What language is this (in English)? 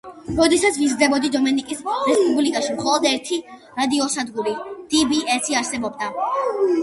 Georgian